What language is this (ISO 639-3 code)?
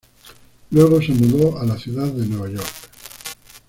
spa